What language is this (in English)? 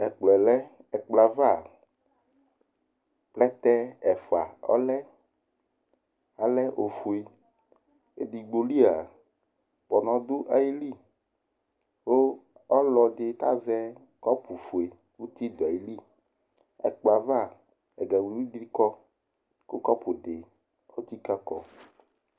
Ikposo